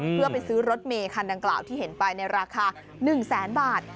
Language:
Thai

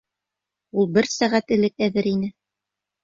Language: Bashkir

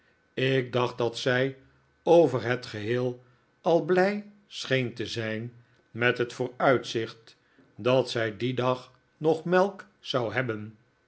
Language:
Dutch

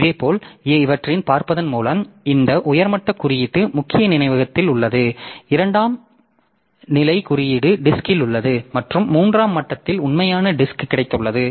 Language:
Tamil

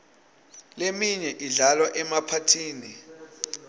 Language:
Swati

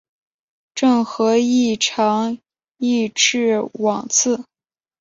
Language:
Chinese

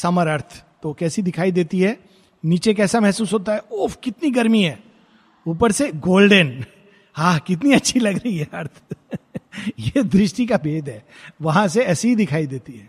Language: Hindi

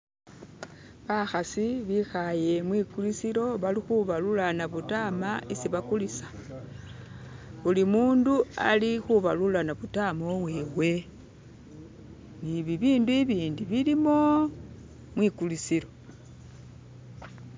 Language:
Masaaba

